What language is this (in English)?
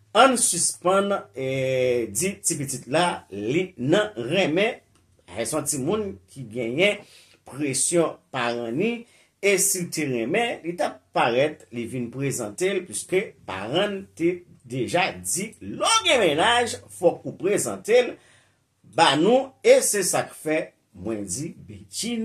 French